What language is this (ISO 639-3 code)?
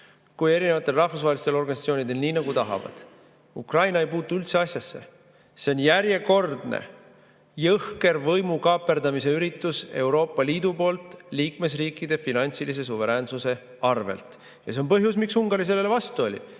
est